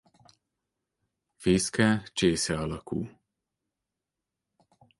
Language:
Hungarian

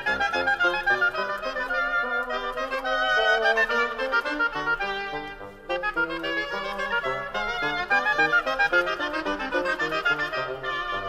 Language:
English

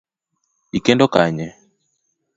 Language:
Luo (Kenya and Tanzania)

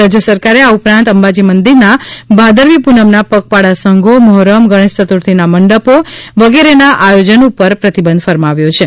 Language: Gujarati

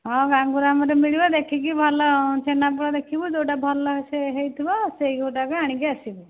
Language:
Odia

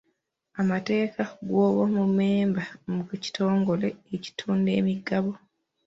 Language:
Ganda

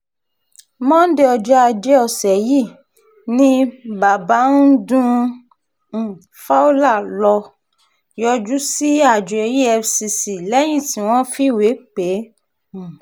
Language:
Yoruba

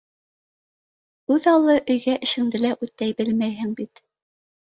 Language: Bashkir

